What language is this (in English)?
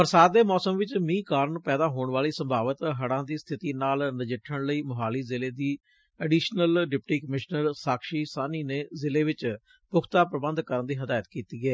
Punjabi